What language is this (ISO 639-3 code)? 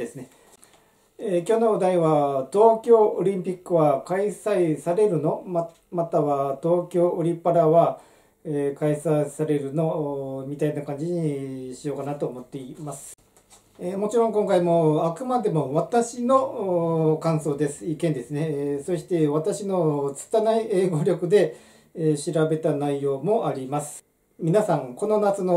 jpn